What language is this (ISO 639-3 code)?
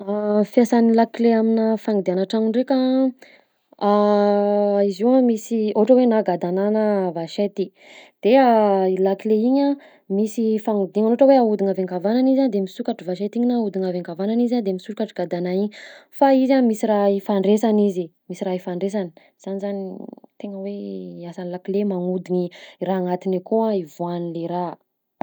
bzc